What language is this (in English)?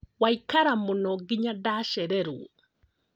Kikuyu